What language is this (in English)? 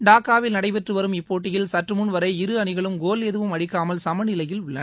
Tamil